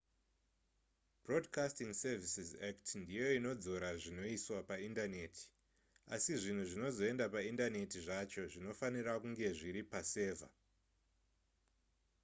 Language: Shona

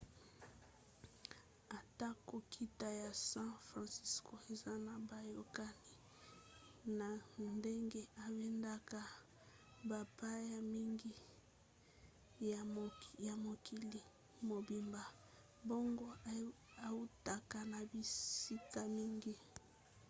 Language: Lingala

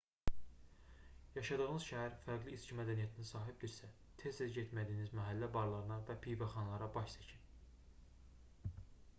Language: Azerbaijani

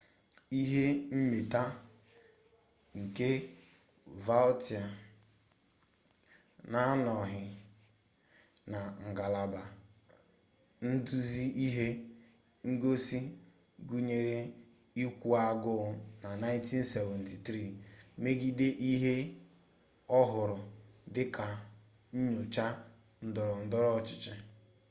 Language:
Igbo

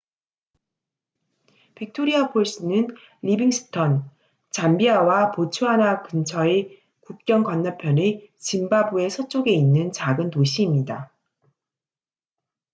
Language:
Korean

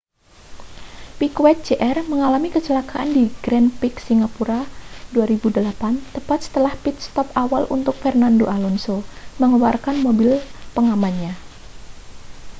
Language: Indonesian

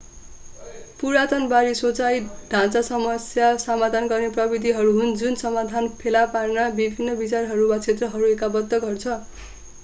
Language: Nepali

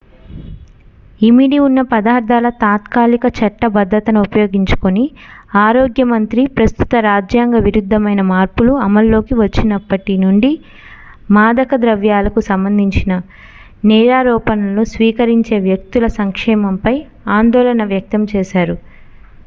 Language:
Telugu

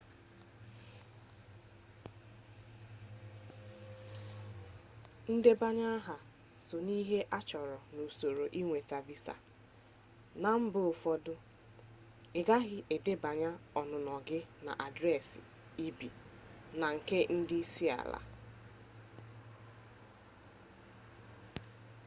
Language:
Igbo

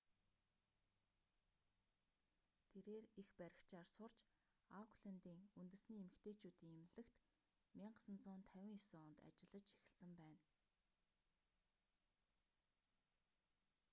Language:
Mongolian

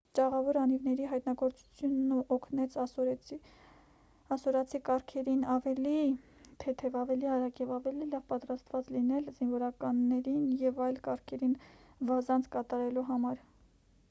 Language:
Armenian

